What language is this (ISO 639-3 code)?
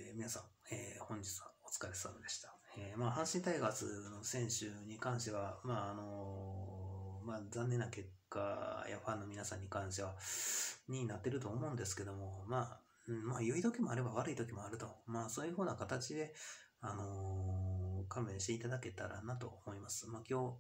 jpn